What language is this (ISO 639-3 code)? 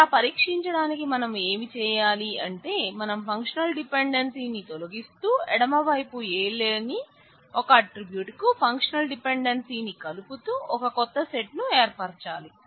tel